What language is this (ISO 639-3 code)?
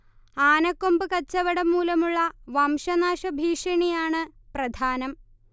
mal